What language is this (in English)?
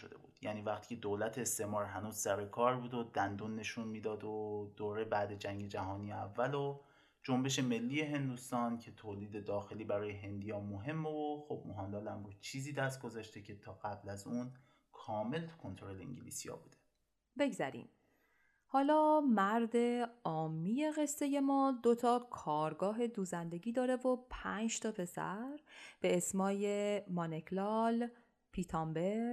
Persian